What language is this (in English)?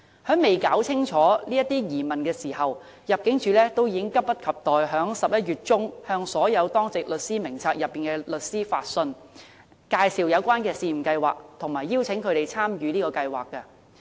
Cantonese